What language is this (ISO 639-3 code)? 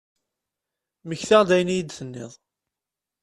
kab